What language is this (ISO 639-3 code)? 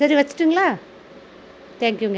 tam